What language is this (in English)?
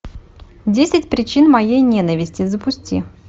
Russian